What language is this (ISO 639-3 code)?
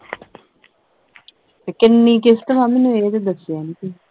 pan